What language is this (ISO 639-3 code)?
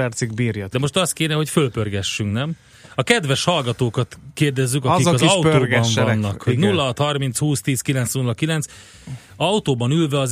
hun